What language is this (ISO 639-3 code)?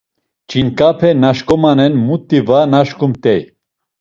lzz